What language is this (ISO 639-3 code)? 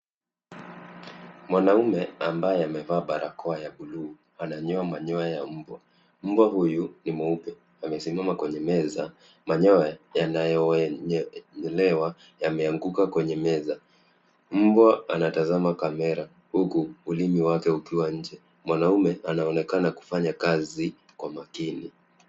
swa